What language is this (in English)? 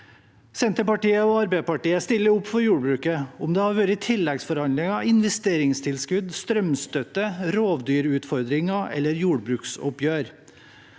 Norwegian